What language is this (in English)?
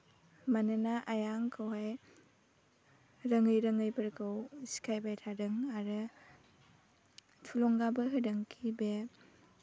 Bodo